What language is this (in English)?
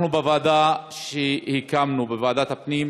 Hebrew